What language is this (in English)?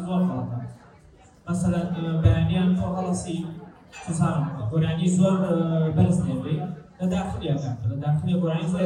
Arabic